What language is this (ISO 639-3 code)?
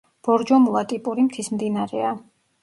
kat